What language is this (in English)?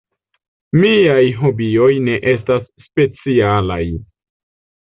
Esperanto